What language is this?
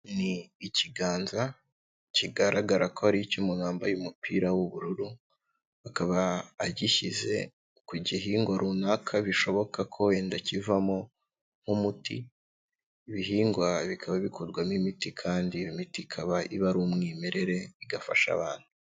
Kinyarwanda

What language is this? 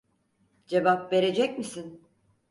Turkish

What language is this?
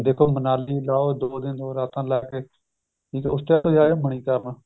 Punjabi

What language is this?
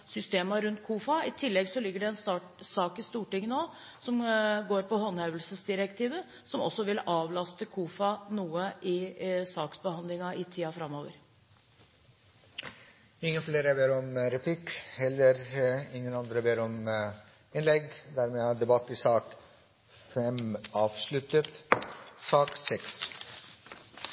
Norwegian Bokmål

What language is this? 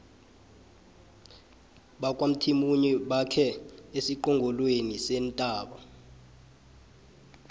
South Ndebele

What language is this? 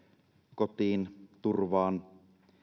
Finnish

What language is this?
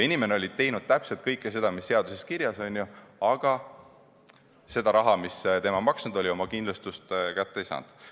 Estonian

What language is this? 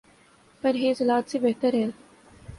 Urdu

